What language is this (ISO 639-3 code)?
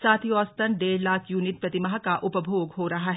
hin